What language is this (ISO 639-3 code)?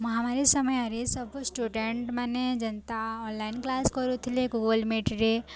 ori